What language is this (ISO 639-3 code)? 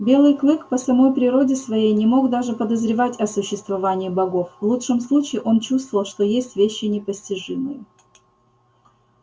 rus